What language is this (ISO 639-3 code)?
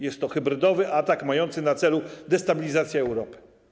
pol